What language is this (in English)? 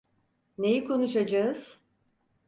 Turkish